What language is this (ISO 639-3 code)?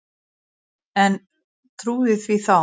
isl